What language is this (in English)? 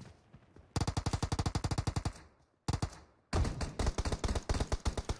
Turkish